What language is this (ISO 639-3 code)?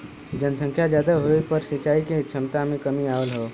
bho